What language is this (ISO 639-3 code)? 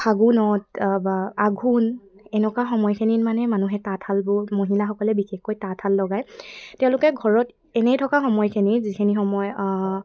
asm